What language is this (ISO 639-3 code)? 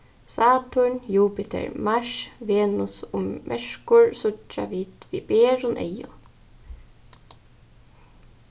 fao